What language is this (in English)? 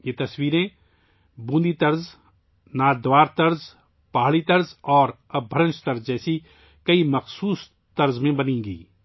Urdu